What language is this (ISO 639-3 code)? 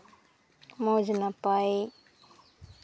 sat